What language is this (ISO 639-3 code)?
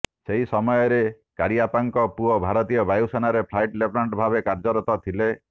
ori